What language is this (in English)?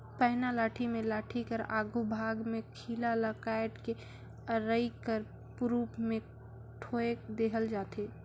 Chhattisgarhi